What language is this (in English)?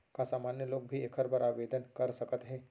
Chhattisgarhi